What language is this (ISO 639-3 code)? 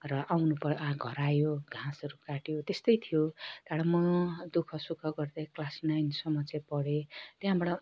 nep